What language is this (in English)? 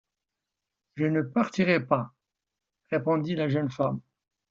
French